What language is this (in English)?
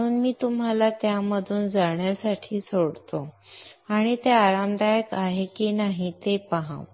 Marathi